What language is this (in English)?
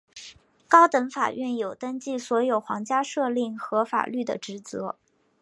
Chinese